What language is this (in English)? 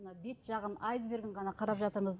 Kazakh